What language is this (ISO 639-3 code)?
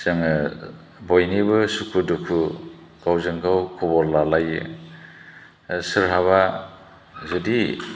brx